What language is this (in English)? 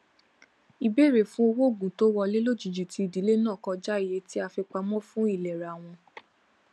Yoruba